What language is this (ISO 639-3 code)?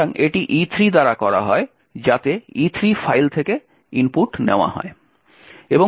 ben